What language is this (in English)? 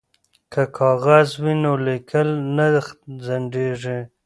Pashto